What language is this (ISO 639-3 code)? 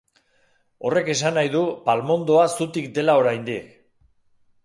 eus